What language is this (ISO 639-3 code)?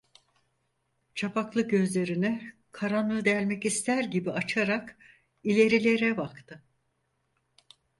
tur